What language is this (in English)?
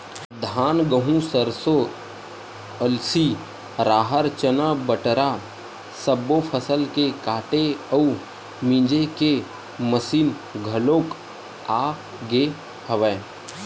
Chhattisgarhi